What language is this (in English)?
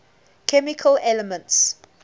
English